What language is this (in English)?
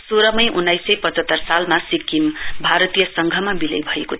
Nepali